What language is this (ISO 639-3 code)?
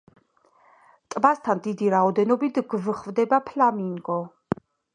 kat